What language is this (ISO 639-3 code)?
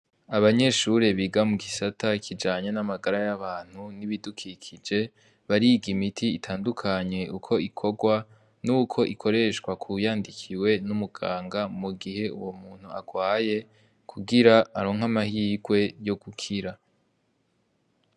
run